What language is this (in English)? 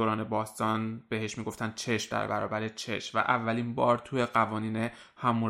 Persian